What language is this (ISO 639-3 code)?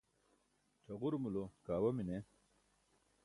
bsk